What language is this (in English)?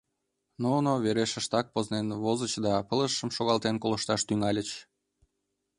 Mari